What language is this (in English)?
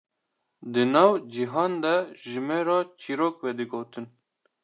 Kurdish